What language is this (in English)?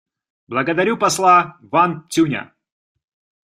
Russian